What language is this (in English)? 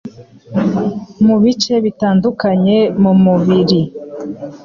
Kinyarwanda